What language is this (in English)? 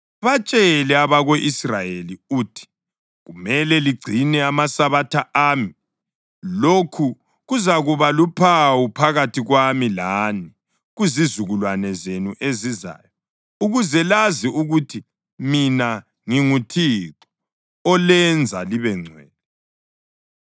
North Ndebele